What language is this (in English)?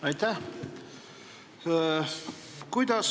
Estonian